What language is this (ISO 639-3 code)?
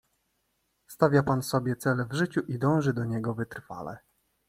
pol